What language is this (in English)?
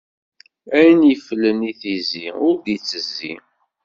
Kabyle